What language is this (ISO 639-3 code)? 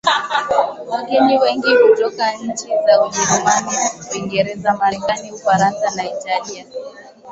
swa